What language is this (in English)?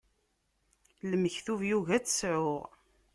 Kabyle